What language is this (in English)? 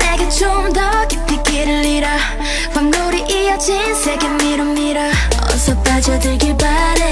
Korean